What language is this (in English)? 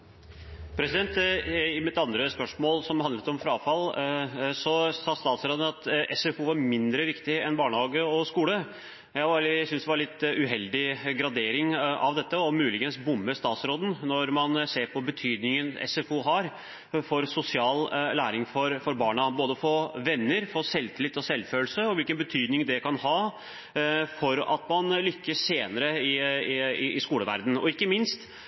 Norwegian Bokmål